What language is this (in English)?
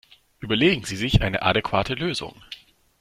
German